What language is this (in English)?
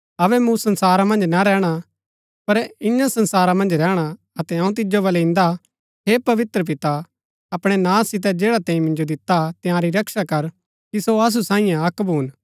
Gaddi